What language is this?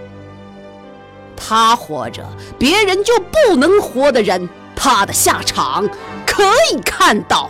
Chinese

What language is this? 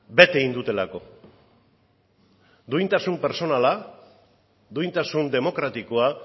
Basque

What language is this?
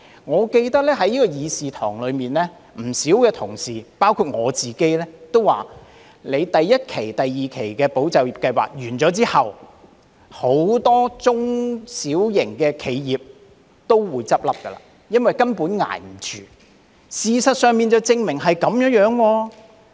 Cantonese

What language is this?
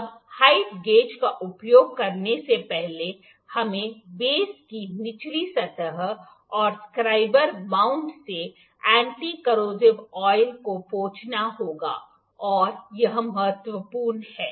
Hindi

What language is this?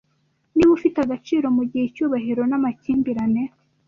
Kinyarwanda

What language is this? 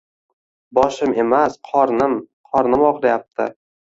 Uzbek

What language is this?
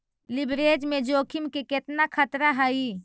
Magahi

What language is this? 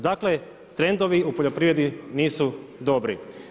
Croatian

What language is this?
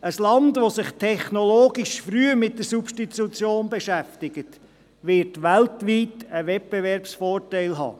Swiss German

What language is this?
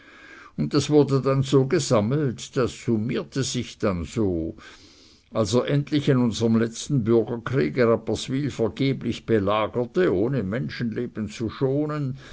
German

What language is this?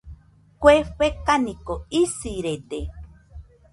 Nüpode Huitoto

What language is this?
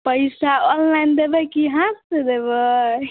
Maithili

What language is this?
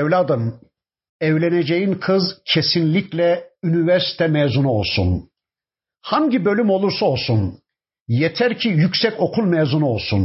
Turkish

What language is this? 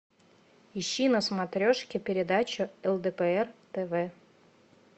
Russian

